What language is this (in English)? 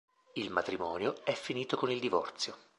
Italian